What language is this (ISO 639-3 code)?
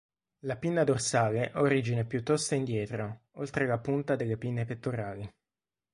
ita